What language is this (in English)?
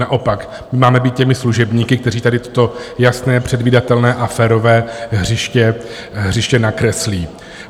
Czech